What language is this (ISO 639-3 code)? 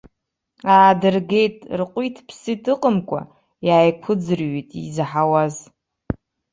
abk